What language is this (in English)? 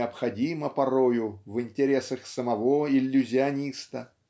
Russian